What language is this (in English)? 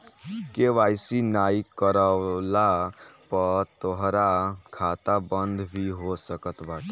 Bhojpuri